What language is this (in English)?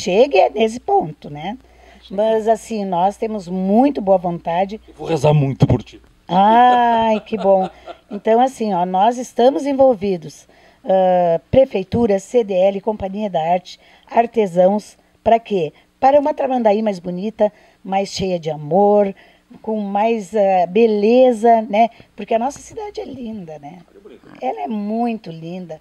Portuguese